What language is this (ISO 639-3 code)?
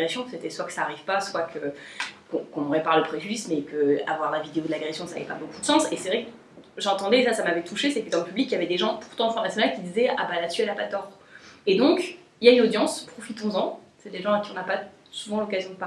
fra